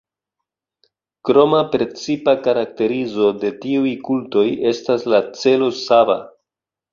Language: Esperanto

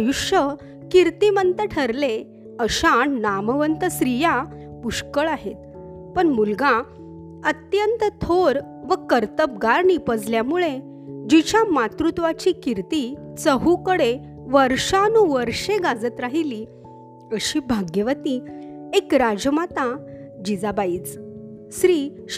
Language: Marathi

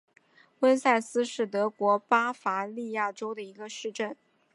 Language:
Chinese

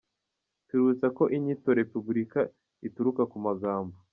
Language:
Kinyarwanda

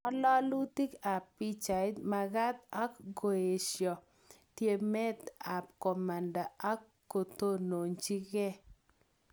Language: Kalenjin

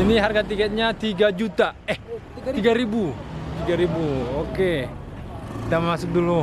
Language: Indonesian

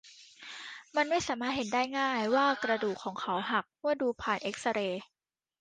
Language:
Thai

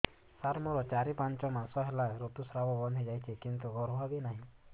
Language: Odia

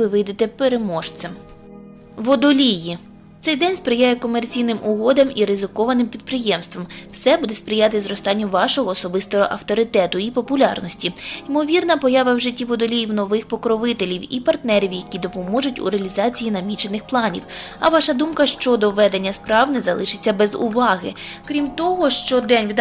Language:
Ukrainian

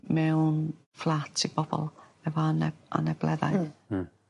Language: Welsh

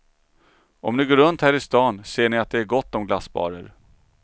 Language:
Swedish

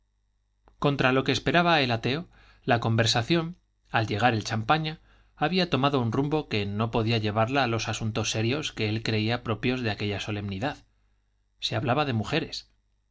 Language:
Spanish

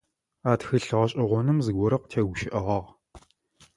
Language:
Adyghe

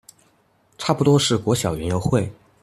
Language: Chinese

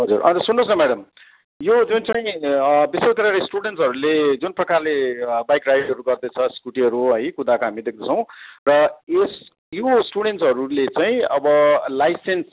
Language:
Nepali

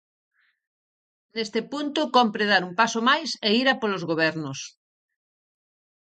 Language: Galician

